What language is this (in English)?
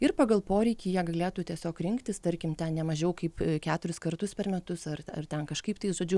Lithuanian